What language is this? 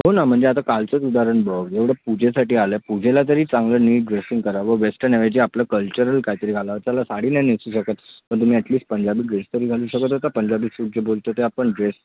Marathi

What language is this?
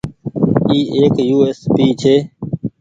Goaria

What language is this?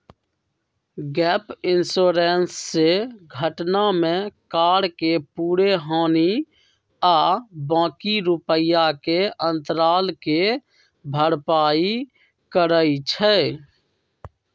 Magahi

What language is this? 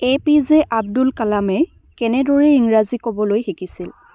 Assamese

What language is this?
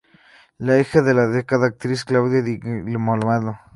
Spanish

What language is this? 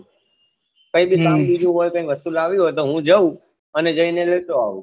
Gujarati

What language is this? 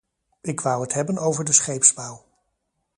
Dutch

